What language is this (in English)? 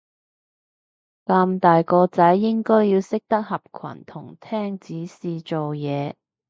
Cantonese